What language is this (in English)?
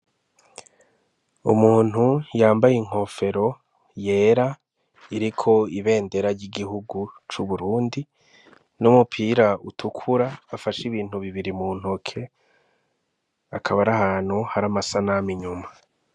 Rundi